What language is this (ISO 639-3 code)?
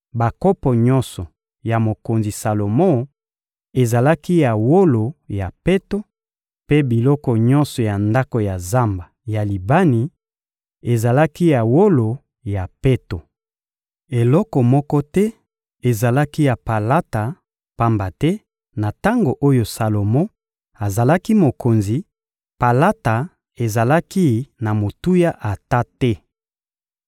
lin